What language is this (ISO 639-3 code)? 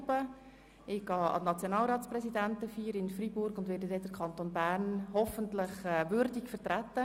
gsw